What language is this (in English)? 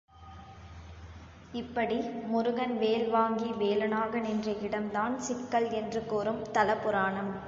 Tamil